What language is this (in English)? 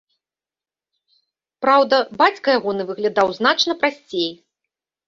Belarusian